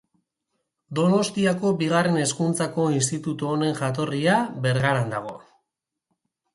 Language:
Basque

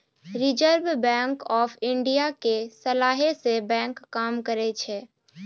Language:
Maithili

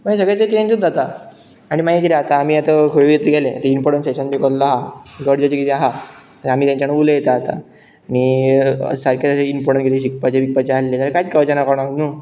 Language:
Konkani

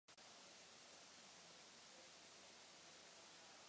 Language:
Czech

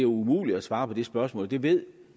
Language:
Danish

